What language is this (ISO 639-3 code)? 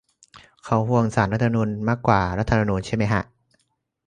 tha